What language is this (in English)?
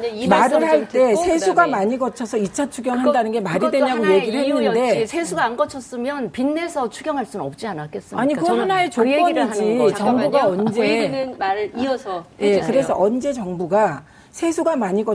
Korean